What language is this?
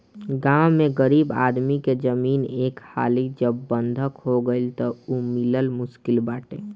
Bhojpuri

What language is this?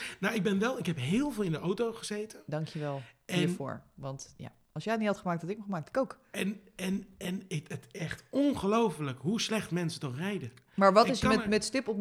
Dutch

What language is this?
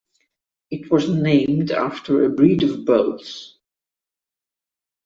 English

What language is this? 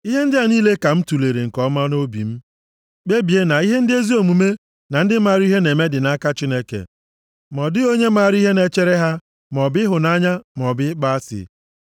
Igbo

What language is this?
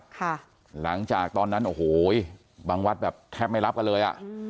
Thai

